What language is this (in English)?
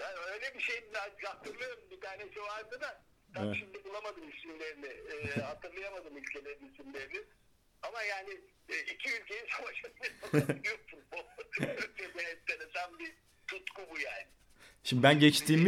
Turkish